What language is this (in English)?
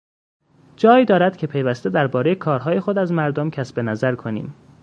Persian